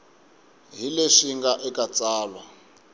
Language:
Tsonga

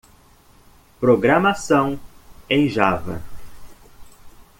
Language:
Portuguese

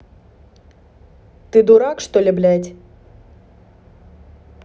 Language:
Russian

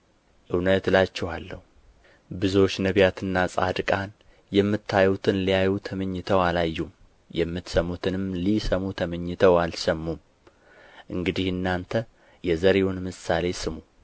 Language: Amharic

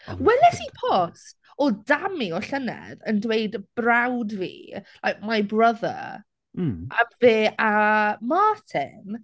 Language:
Welsh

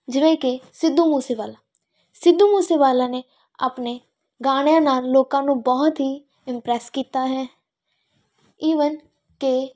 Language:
Punjabi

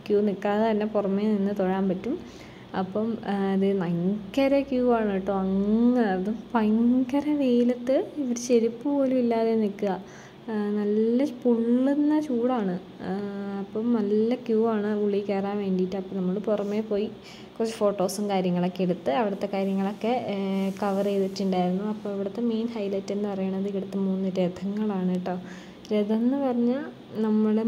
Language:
Romanian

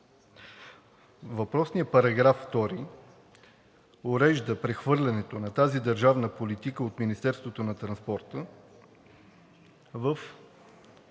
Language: Bulgarian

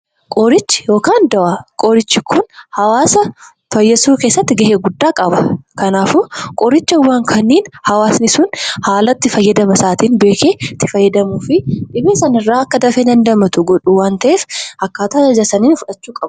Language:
Oromo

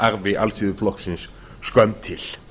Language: Icelandic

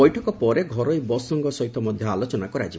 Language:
Odia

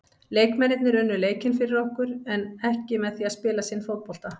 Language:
Icelandic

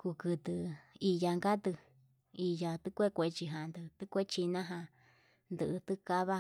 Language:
Yutanduchi Mixtec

